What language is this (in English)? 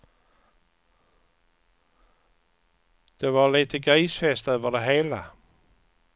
Swedish